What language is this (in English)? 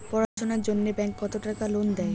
Bangla